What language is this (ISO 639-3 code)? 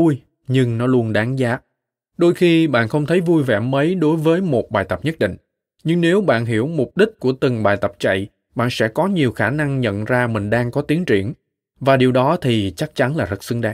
vie